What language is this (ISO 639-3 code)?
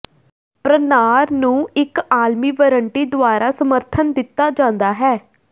pan